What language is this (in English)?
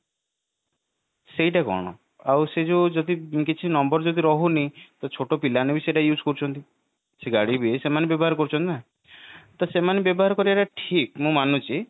Odia